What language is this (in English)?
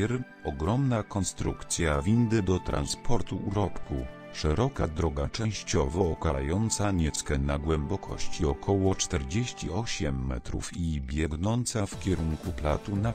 Polish